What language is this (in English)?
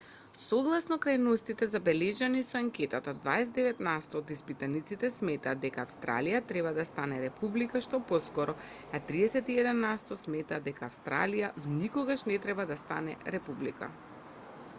Macedonian